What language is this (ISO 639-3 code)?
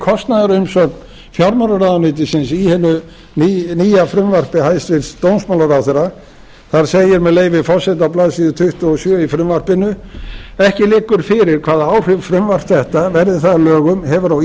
isl